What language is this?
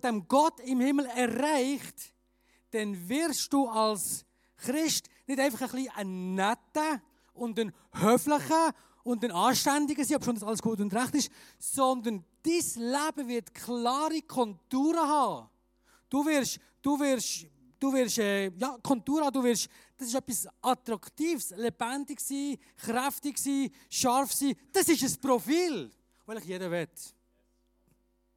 German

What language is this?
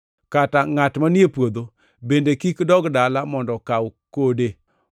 Luo (Kenya and Tanzania)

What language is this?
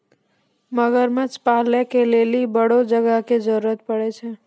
Maithili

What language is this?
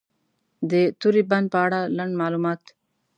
Pashto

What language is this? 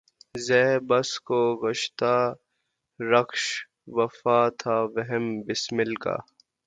Urdu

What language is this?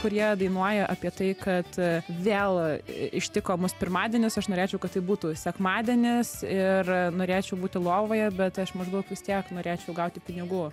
Lithuanian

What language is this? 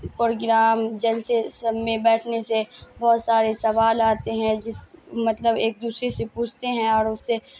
Urdu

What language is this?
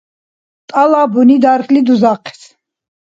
Dargwa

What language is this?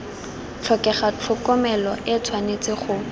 Tswana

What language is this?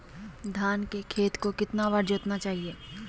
Magahi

